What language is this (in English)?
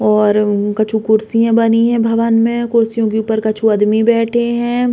Bundeli